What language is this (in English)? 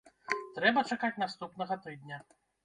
Belarusian